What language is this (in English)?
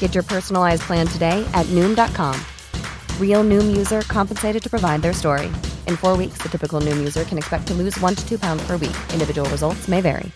Hindi